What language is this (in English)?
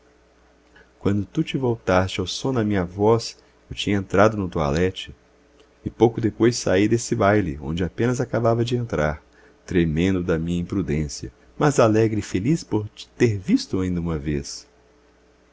Portuguese